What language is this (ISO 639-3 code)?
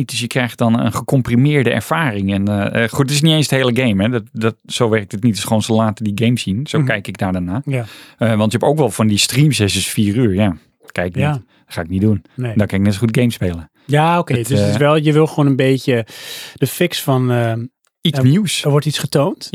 nld